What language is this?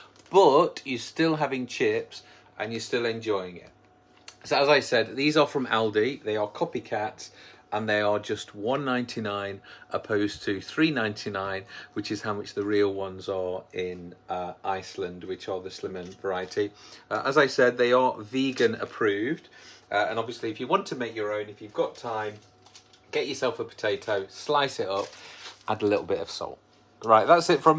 English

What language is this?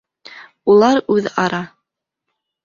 Bashkir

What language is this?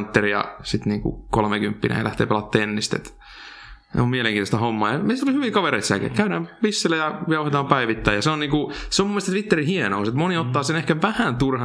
Finnish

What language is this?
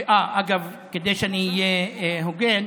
Hebrew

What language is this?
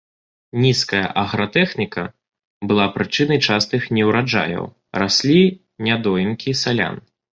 Belarusian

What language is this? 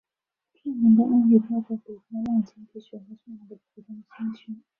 Chinese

